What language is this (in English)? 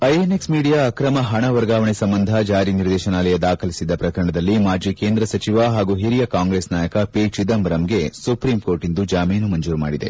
Kannada